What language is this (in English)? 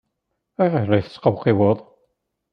Kabyle